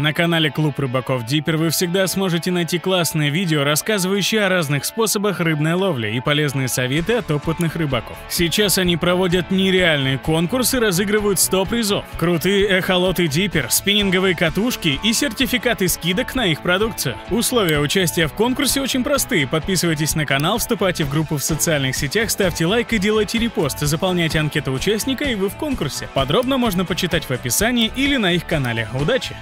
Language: Russian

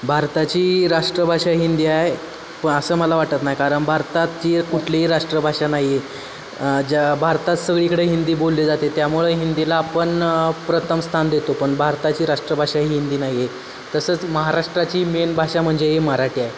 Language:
Marathi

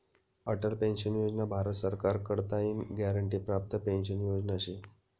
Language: Marathi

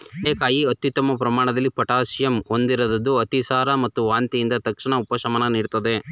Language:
Kannada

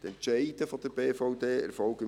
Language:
Swiss German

